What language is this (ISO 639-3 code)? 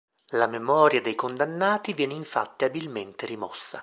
ita